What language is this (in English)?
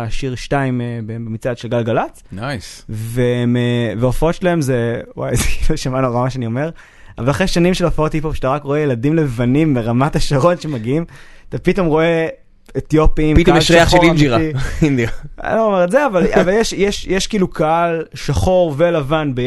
Hebrew